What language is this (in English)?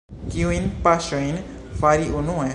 Esperanto